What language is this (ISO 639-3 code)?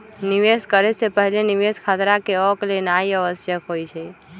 mag